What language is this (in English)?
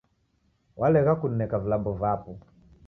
Taita